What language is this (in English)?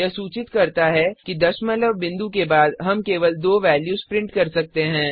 Hindi